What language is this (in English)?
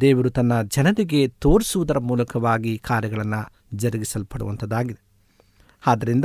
Kannada